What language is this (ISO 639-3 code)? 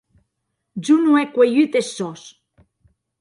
oci